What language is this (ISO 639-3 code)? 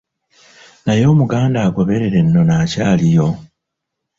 lug